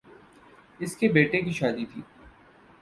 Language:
Urdu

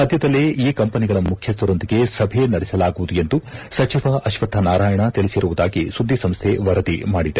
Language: Kannada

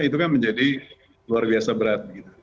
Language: Indonesian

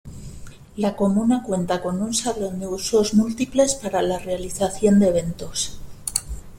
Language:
Spanish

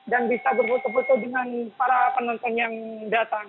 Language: Indonesian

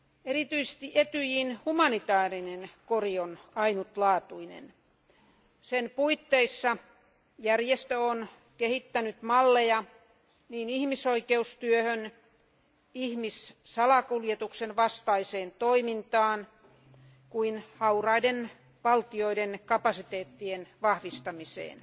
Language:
Finnish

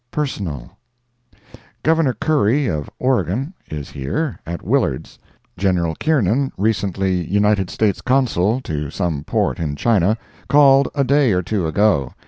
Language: English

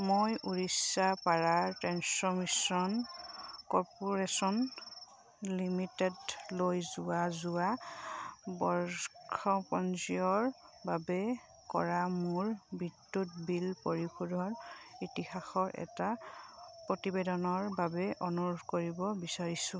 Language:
Assamese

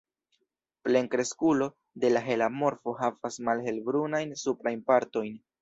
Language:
Esperanto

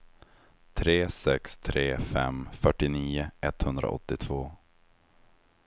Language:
Swedish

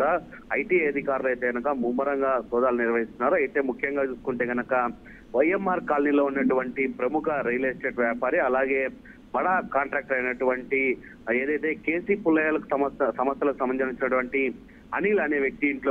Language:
Telugu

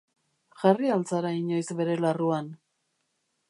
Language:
Basque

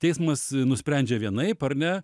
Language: Lithuanian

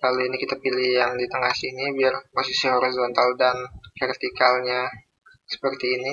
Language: Indonesian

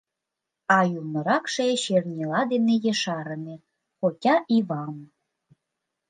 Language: Mari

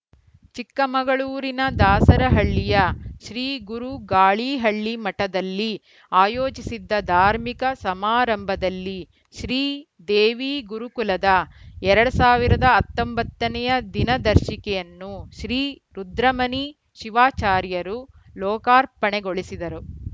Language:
Kannada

